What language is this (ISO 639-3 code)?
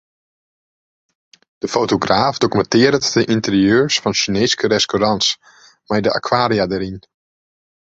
fry